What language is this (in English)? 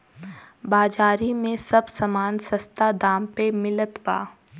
Bhojpuri